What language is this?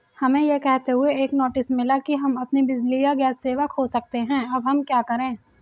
Hindi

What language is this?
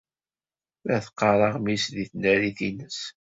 Kabyle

